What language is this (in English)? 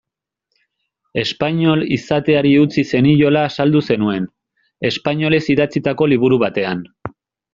Basque